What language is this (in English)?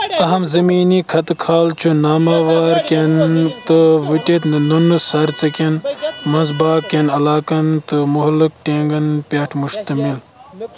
Kashmiri